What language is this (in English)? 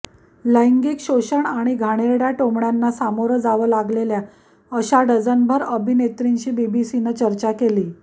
Marathi